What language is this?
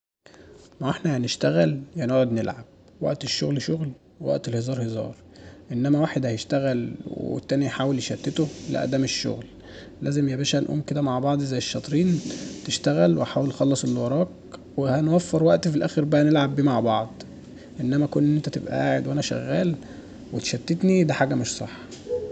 Egyptian Arabic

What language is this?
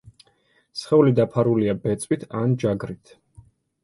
Georgian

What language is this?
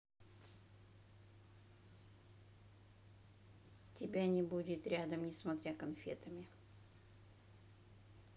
Russian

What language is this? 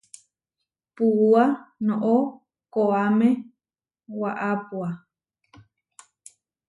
Huarijio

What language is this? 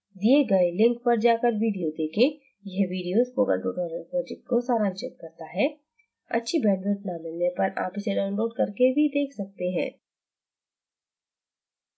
Hindi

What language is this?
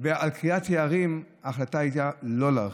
Hebrew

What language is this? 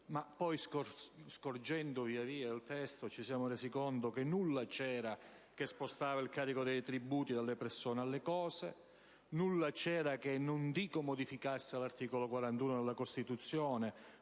Italian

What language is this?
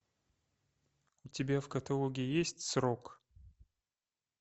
Russian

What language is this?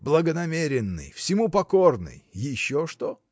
Russian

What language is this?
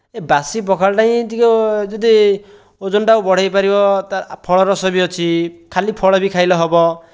Odia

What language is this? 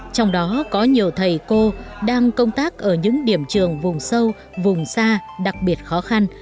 Vietnamese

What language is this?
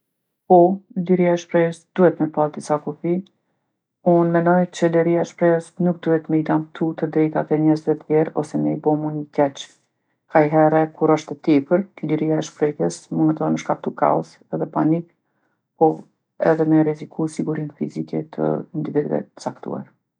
Gheg Albanian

